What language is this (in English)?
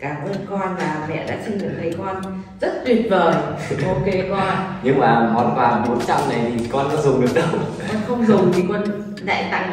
Vietnamese